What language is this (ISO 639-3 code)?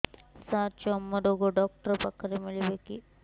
ori